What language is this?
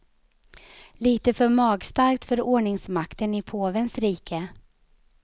Swedish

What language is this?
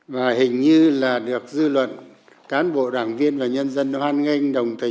Vietnamese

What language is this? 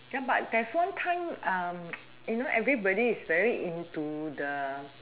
English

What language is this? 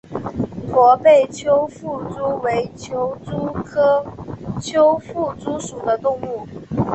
Chinese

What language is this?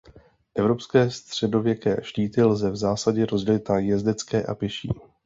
Czech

